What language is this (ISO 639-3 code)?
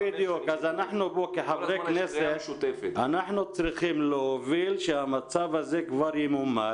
heb